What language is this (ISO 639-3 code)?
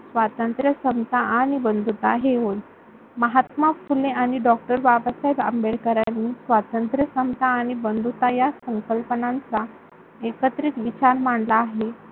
mar